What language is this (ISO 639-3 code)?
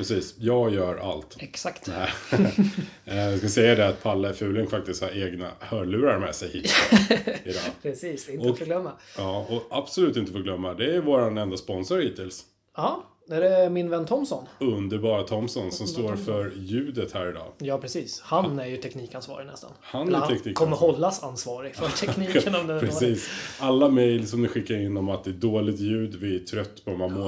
swe